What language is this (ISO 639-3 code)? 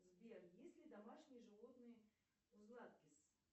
rus